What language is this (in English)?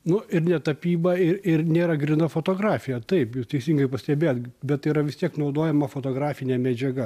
Lithuanian